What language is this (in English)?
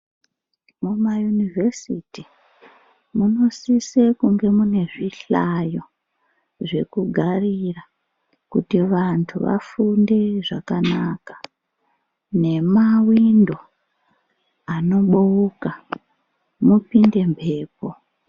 Ndau